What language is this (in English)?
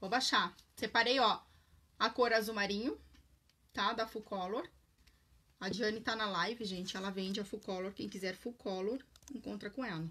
Portuguese